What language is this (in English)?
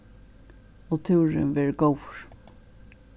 Faroese